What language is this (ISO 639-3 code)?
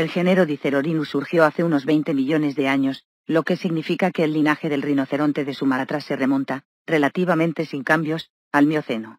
spa